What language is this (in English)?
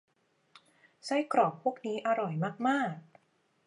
Thai